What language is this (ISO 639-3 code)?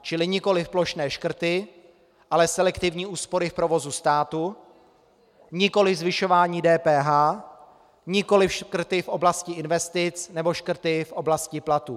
ces